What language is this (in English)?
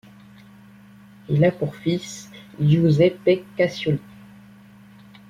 French